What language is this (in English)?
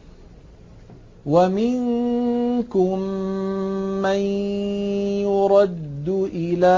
Arabic